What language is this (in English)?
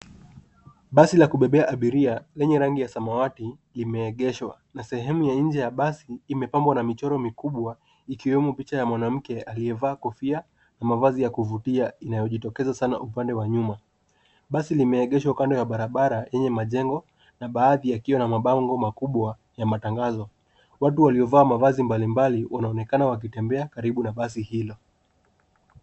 Swahili